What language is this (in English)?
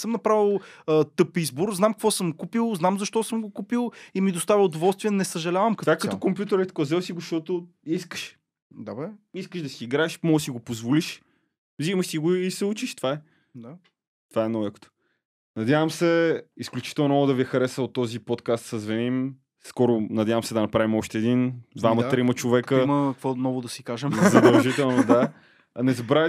Bulgarian